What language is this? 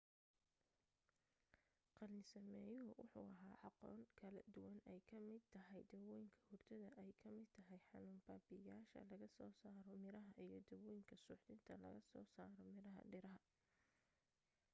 Somali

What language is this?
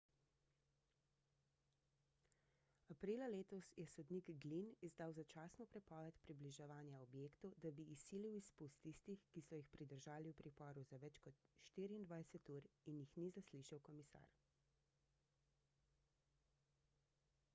Slovenian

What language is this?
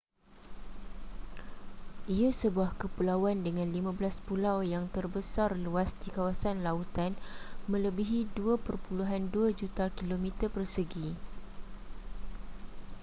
Malay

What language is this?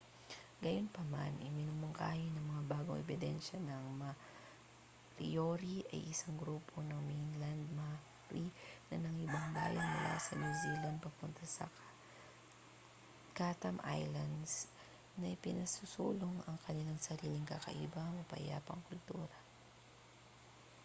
Filipino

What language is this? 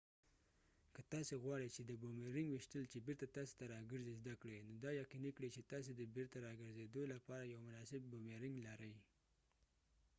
Pashto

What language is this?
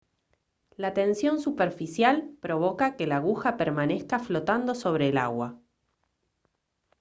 Spanish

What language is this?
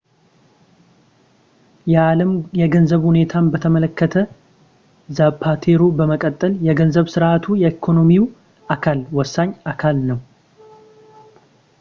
Amharic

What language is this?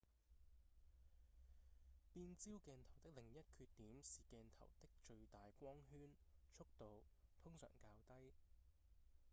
Cantonese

